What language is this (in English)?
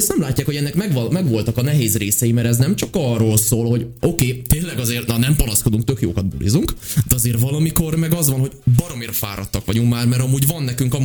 Hungarian